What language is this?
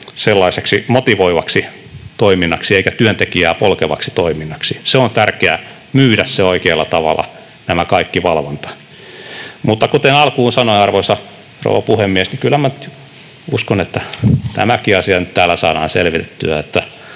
Finnish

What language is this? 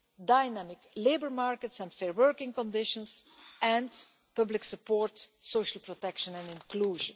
English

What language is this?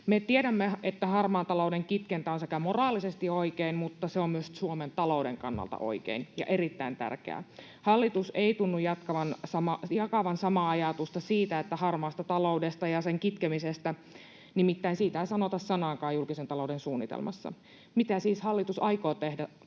Finnish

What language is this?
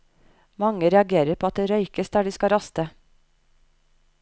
Norwegian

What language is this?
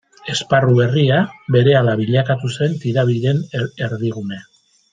Basque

